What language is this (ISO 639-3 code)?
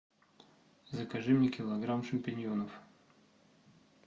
rus